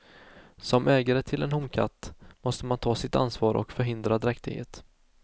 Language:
Swedish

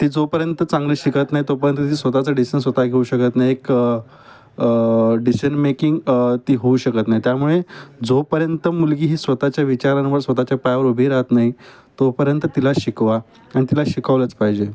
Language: Marathi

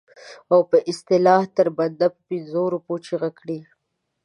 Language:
Pashto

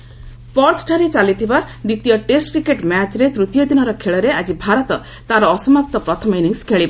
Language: Odia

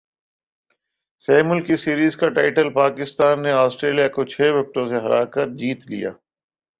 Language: Urdu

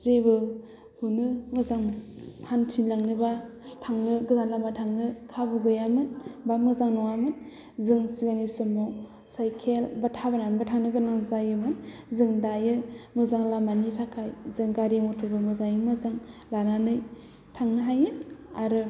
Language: Bodo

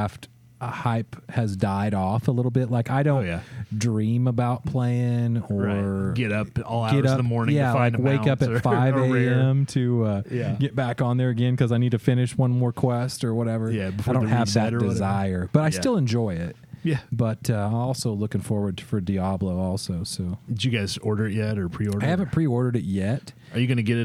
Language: English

